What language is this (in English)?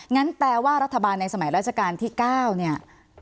Thai